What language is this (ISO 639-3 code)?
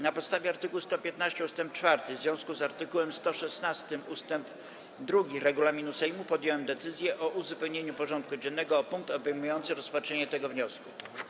pol